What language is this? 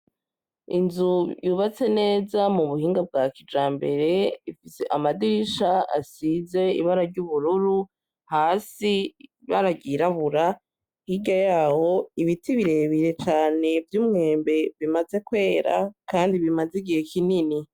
Rundi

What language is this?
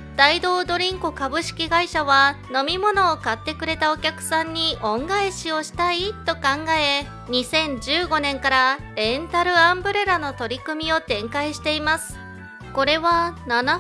Japanese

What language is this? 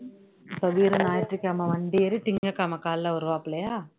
Tamil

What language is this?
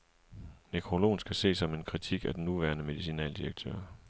Danish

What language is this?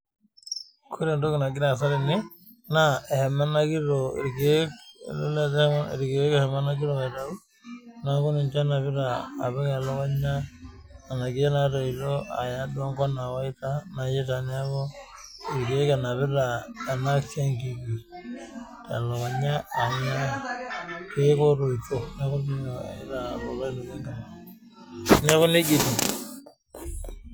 Masai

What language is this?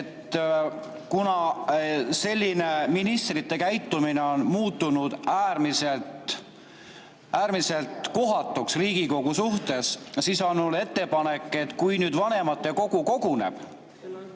Estonian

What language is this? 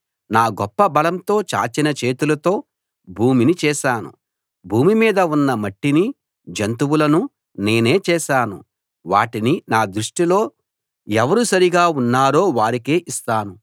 Telugu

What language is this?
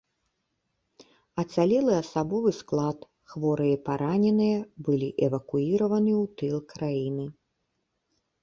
Belarusian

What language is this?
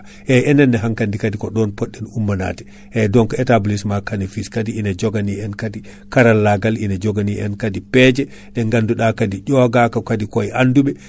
Fula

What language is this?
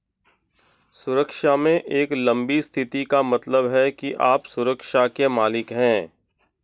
Hindi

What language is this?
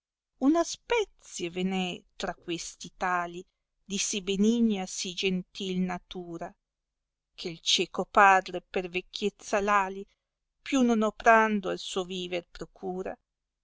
Italian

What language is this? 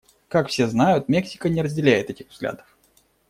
Russian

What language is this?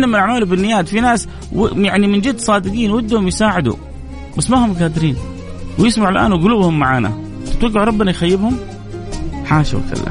Arabic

